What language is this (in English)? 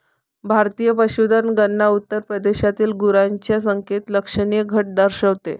Marathi